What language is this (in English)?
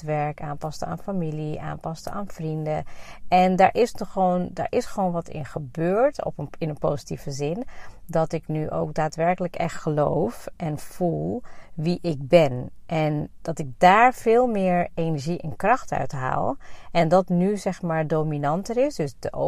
Dutch